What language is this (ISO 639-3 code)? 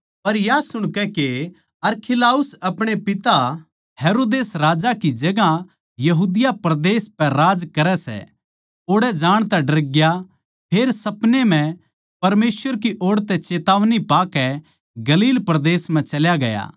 bgc